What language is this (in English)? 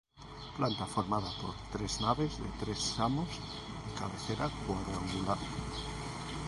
Spanish